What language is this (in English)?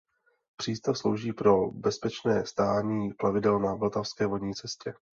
Czech